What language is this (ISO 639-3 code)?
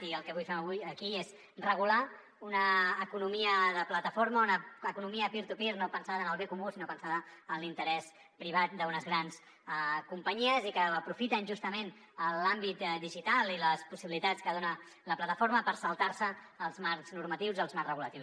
cat